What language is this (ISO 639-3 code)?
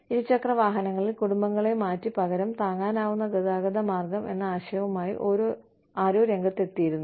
mal